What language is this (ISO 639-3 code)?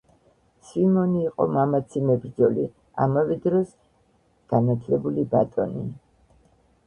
kat